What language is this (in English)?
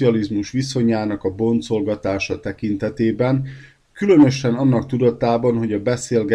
Hungarian